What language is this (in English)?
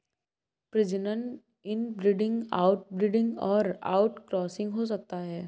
Hindi